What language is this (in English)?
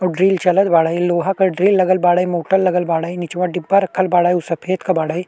Bhojpuri